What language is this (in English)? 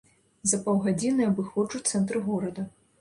Belarusian